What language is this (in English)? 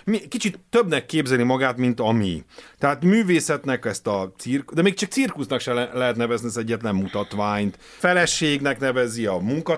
Hungarian